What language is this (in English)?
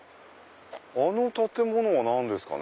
Japanese